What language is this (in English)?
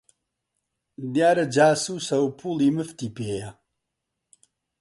Central Kurdish